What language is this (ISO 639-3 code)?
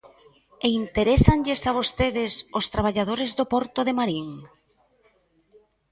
glg